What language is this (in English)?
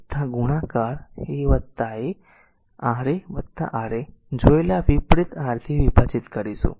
Gujarati